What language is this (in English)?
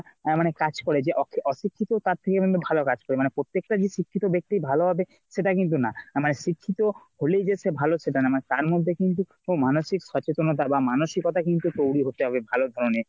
Bangla